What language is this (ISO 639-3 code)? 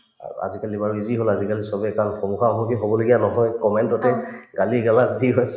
asm